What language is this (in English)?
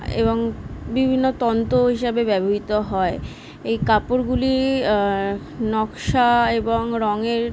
Bangla